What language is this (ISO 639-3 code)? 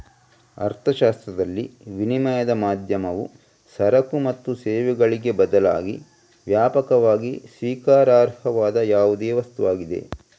kan